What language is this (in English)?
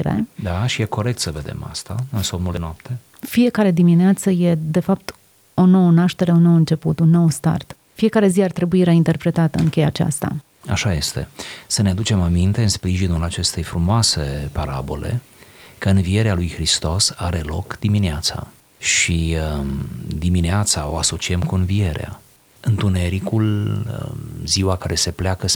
Romanian